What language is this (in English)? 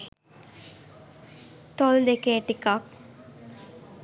Sinhala